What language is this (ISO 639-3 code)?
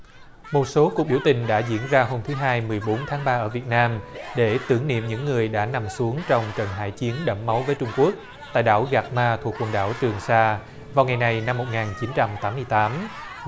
vie